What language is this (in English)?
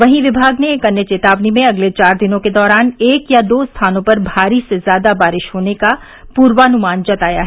Hindi